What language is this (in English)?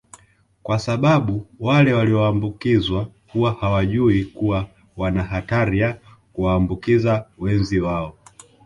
Swahili